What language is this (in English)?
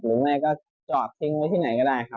Thai